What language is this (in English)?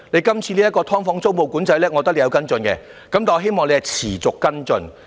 Cantonese